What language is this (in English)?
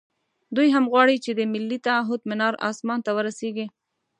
Pashto